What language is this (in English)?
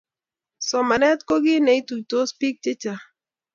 Kalenjin